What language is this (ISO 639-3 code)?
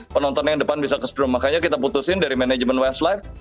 ind